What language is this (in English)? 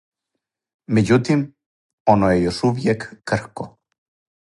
Serbian